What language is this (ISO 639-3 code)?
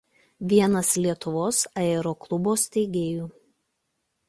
lit